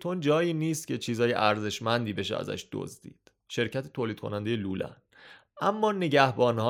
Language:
Persian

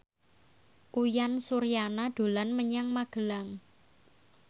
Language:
Javanese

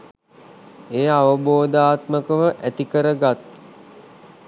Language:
Sinhala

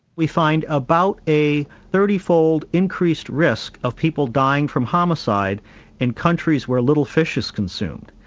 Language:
English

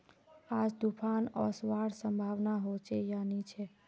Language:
Magahi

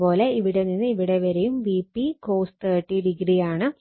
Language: Malayalam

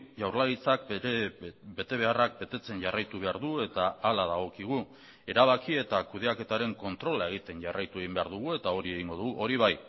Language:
Basque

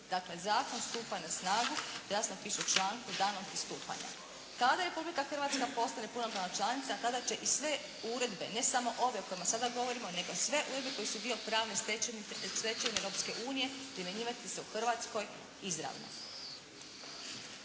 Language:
Croatian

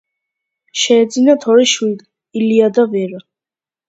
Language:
Georgian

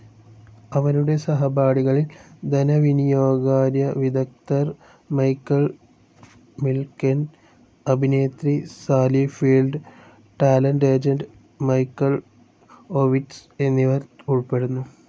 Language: Malayalam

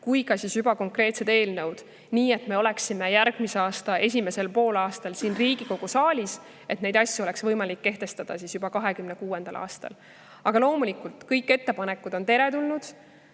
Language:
Estonian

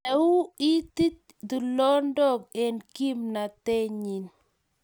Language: Kalenjin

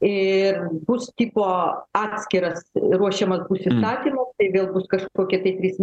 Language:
Lithuanian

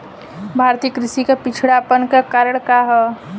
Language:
Bhojpuri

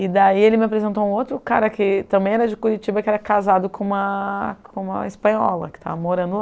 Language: Portuguese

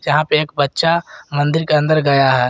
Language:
Hindi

